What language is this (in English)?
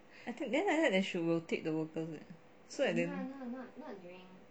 English